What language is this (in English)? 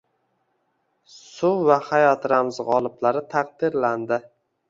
Uzbek